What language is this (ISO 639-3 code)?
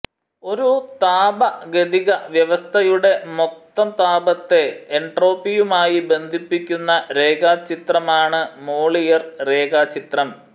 mal